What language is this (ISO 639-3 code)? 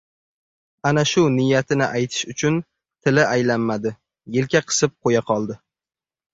uzb